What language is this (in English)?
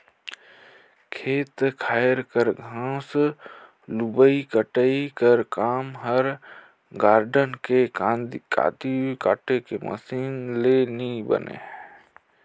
Chhattisgarhi